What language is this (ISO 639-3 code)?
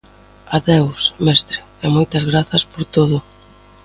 glg